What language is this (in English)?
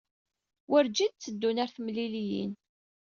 Kabyle